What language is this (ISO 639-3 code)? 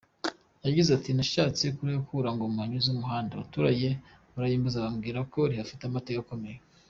kin